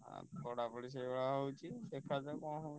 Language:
Odia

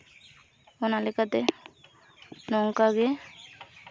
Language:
Santali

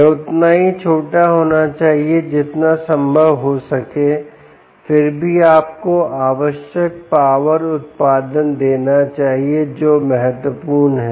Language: Hindi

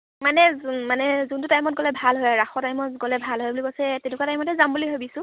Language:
Assamese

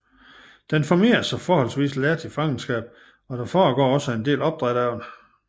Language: Danish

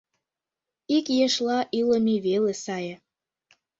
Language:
Mari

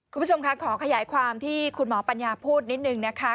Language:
Thai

